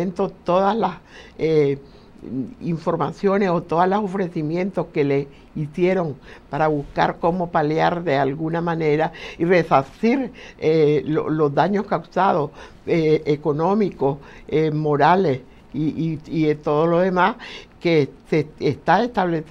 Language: Spanish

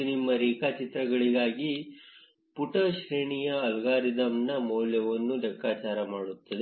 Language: Kannada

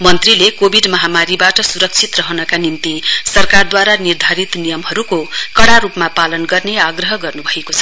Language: Nepali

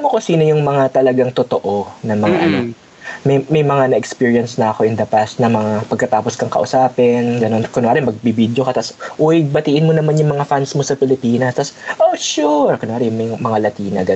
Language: Filipino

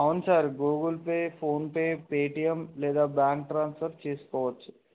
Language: Telugu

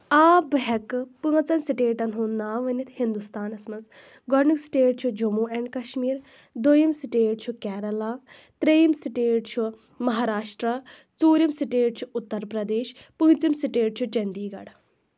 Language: Kashmiri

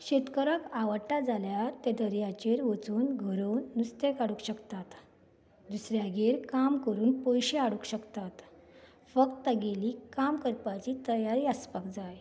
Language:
Konkani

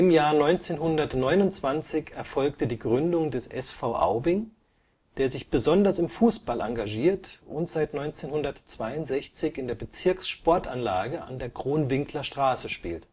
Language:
German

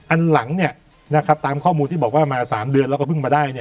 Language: Thai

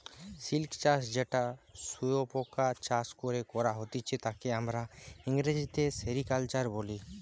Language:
Bangla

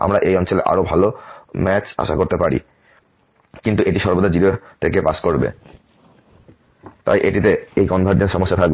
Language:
Bangla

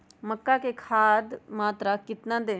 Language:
Magahi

